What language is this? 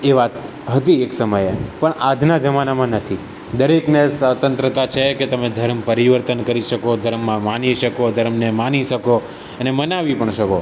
Gujarati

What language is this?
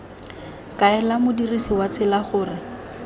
Tswana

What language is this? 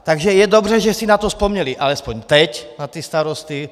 Czech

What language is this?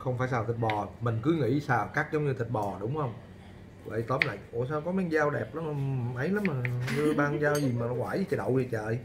Vietnamese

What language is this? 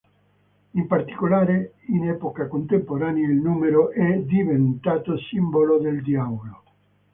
Italian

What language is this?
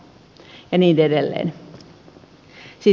Finnish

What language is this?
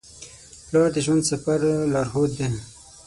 Pashto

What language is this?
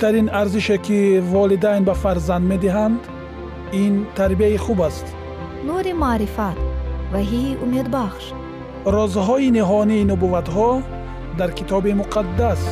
Persian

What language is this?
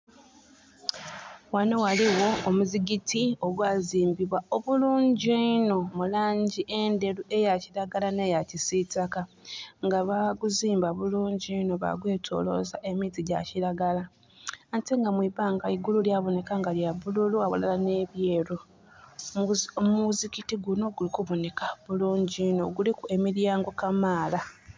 Soga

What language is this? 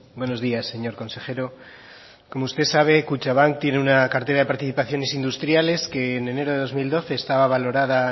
Spanish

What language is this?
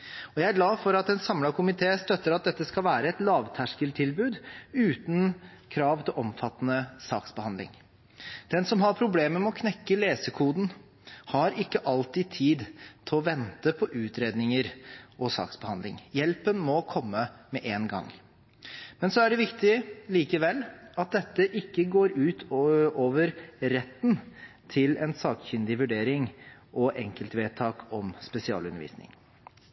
Norwegian Bokmål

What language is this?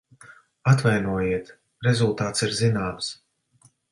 Latvian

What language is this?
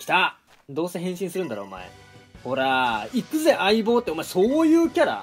Japanese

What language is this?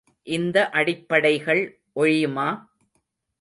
Tamil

